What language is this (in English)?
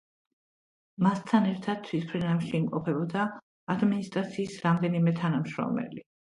Georgian